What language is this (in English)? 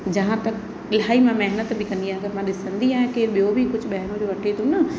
Sindhi